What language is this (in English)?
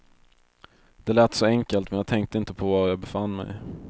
Swedish